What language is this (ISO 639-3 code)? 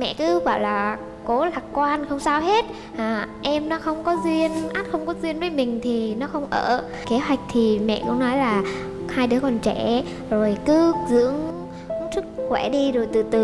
vie